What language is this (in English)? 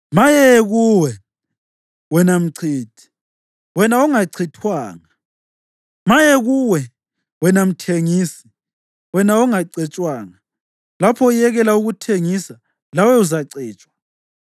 North Ndebele